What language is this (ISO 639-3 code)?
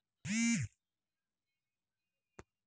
mar